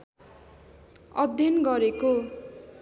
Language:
Nepali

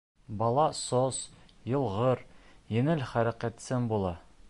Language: Bashkir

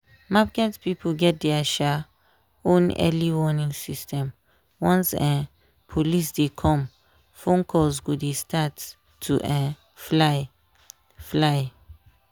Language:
Nigerian Pidgin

